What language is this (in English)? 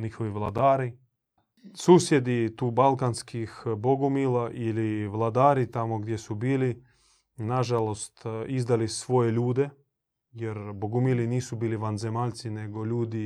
Croatian